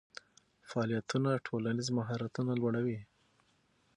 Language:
Pashto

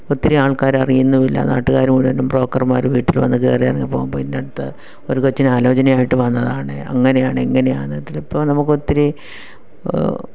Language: Malayalam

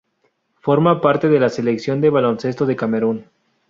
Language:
Spanish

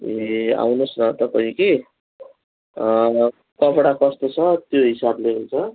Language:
Nepali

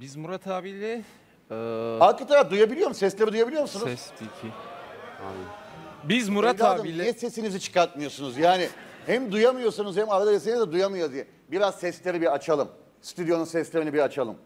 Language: Turkish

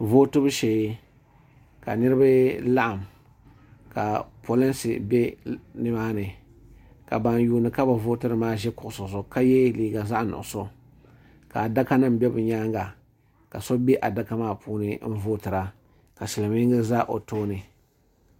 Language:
Dagbani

